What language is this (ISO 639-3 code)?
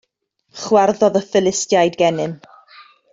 cym